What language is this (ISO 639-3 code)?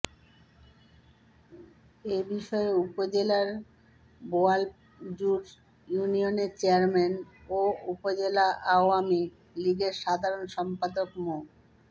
ben